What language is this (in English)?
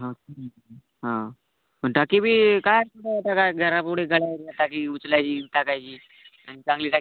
Marathi